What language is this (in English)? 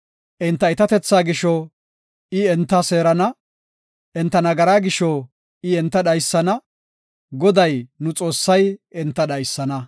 Gofa